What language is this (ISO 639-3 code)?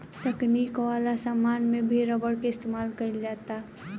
bho